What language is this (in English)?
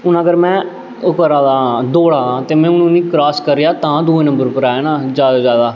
Dogri